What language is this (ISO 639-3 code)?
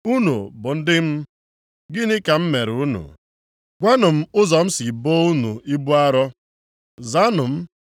ibo